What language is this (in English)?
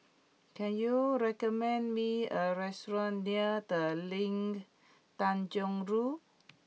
English